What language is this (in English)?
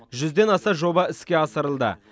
Kazakh